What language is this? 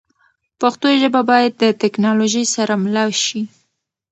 Pashto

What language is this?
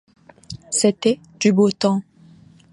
French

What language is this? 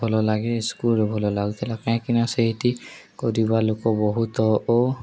Odia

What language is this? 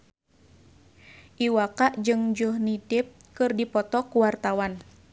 Sundanese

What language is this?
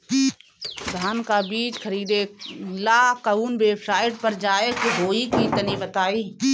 Bhojpuri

